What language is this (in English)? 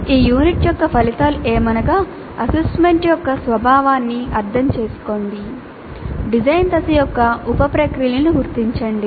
Telugu